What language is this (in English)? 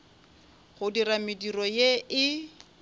Northern Sotho